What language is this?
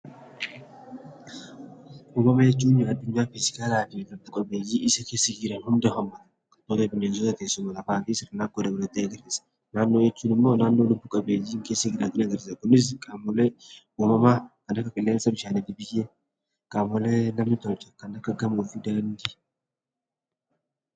Oromo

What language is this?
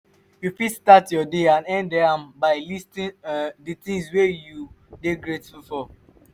Nigerian Pidgin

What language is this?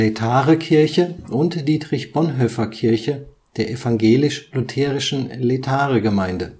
German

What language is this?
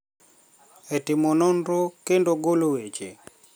Luo (Kenya and Tanzania)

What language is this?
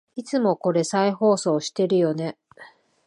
Japanese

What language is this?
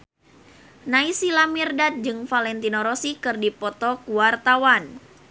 Sundanese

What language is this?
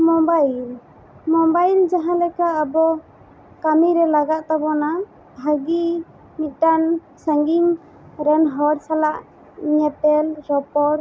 Santali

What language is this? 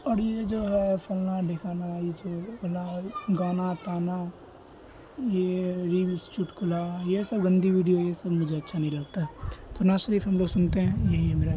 Urdu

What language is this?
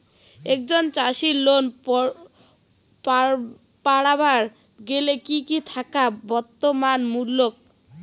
Bangla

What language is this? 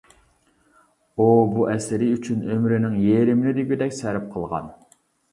Uyghur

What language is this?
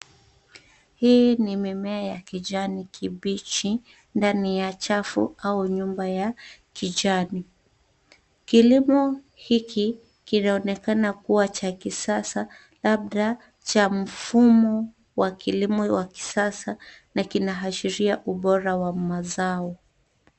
Swahili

